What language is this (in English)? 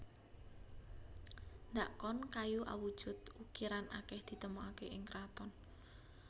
Javanese